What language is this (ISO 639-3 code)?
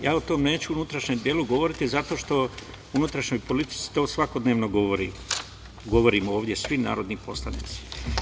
srp